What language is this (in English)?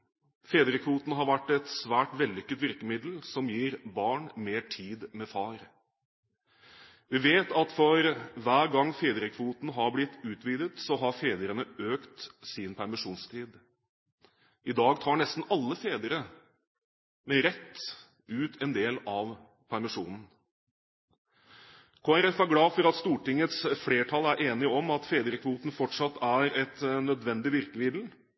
Norwegian Bokmål